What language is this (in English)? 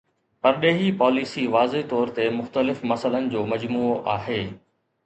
Sindhi